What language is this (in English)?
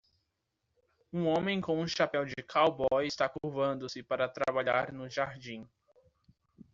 Portuguese